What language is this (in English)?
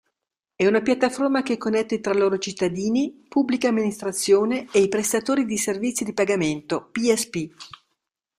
Italian